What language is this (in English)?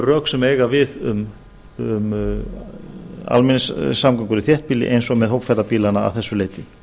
Icelandic